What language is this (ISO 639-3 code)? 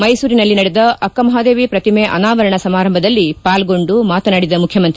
kan